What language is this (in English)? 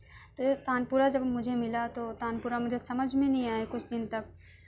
Urdu